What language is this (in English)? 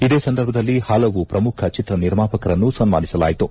Kannada